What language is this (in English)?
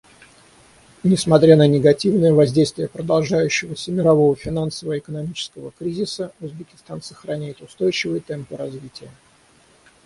Russian